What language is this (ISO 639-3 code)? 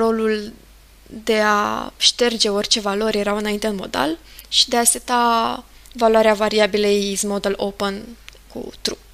ron